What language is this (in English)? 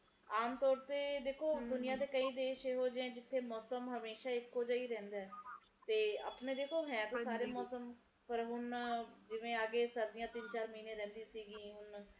Punjabi